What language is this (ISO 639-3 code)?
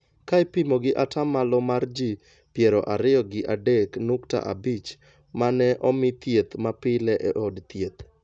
luo